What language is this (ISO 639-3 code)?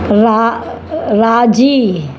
snd